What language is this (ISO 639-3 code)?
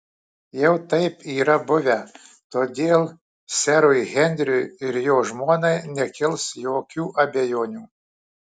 lit